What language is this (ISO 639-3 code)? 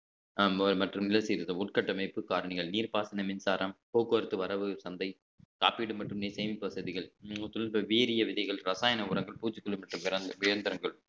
tam